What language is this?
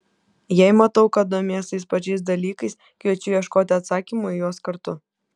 Lithuanian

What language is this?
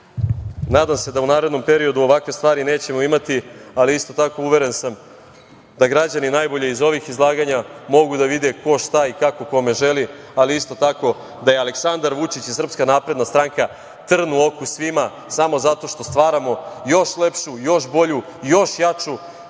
Serbian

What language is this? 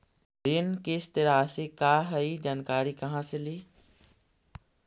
Magahi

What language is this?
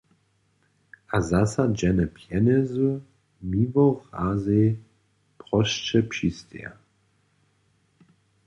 Upper Sorbian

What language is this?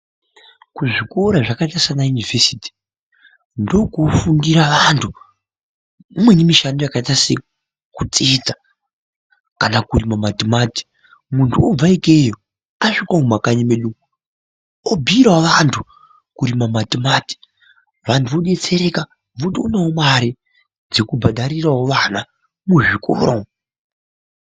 Ndau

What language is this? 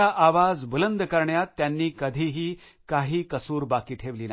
Marathi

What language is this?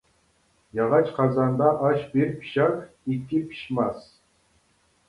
Uyghur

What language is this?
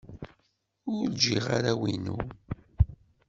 Kabyle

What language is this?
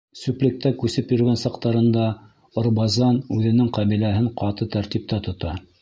Bashkir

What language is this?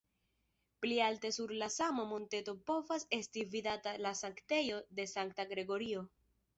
Esperanto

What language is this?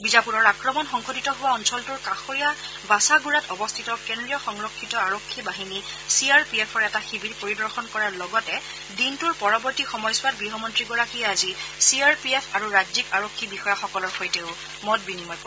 Assamese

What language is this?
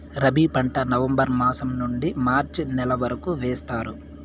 Telugu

